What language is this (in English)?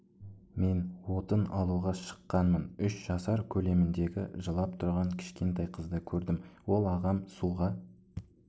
Kazakh